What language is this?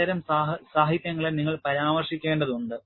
Malayalam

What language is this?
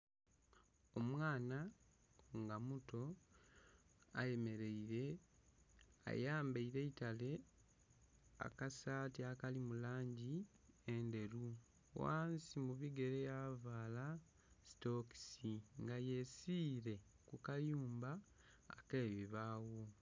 Soga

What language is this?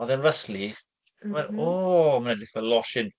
Welsh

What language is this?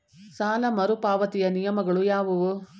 Kannada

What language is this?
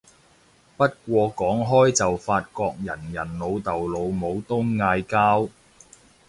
Cantonese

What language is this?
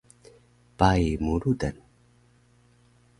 Taroko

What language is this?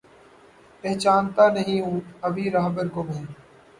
Urdu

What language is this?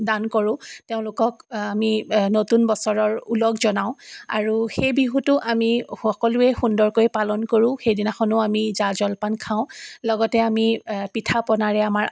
Assamese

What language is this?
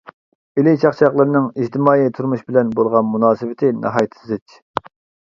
Uyghur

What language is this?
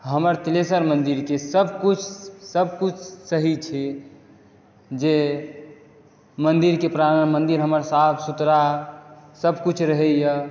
Maithili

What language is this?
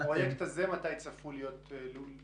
Hebrew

